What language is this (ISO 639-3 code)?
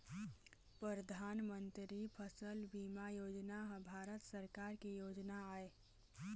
hne